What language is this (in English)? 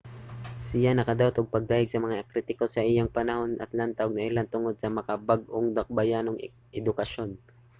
Cebuano